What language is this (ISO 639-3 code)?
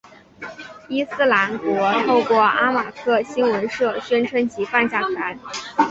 zho